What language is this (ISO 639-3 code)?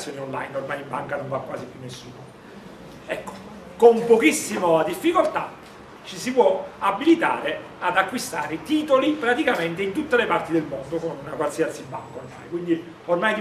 ita